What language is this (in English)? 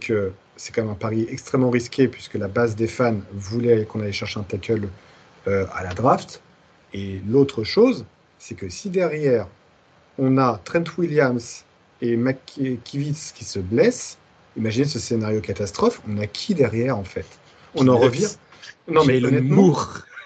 French